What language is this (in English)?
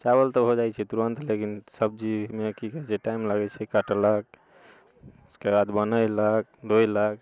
Maithili